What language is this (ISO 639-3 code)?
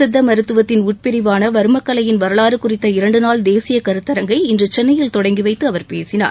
tam